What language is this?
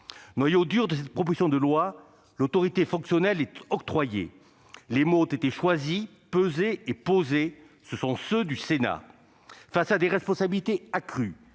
French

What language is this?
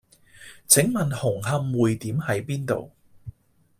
Cantonese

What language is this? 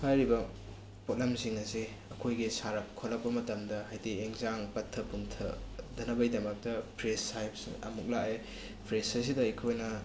Manipuri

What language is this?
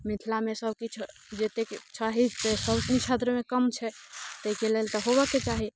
Maithili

